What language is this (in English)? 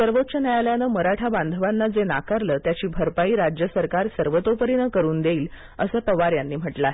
Marathi